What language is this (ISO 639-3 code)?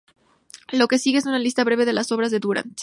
spa